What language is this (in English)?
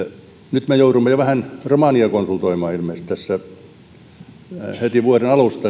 Finnish